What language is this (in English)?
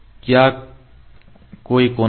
Hindi